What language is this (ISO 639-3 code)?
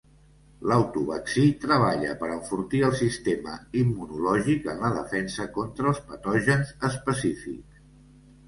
cat